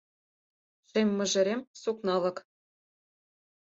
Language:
Mari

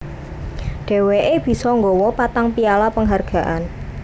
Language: Javanese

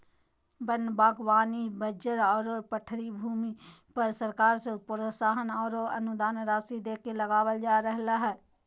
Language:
Magahi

